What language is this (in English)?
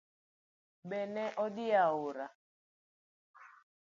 Luo (Kenya and Tanzania)